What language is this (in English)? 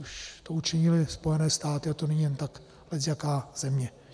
Czech